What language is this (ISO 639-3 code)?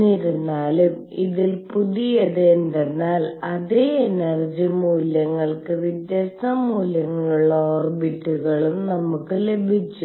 mal